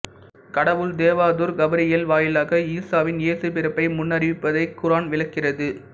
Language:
Tamil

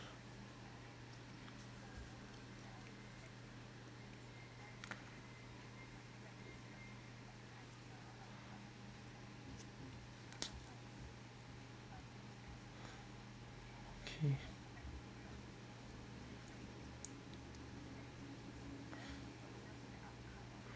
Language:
English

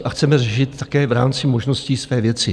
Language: Czech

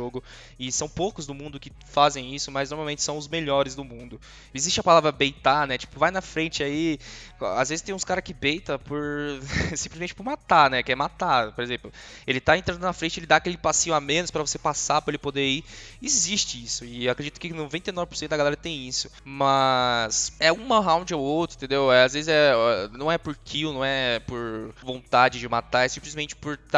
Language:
Portuguese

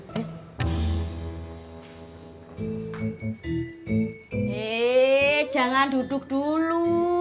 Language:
Indonesian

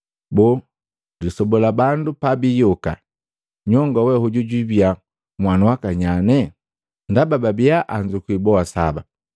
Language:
Matengo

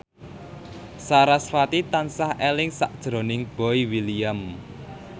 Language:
Javanese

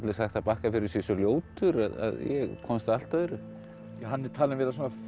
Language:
Icelandic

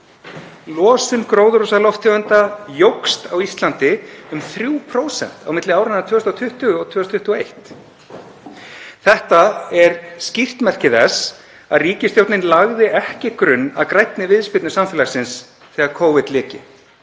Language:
Icelandic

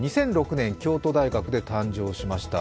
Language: Japanese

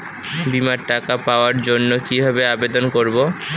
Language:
Bangla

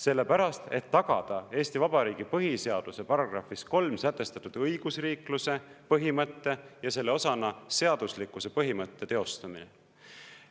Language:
Estonian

